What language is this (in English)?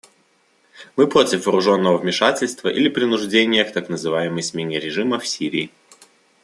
Russian